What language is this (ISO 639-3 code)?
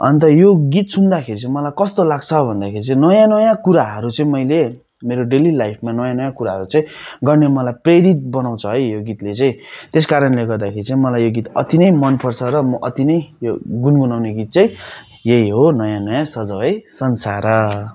nep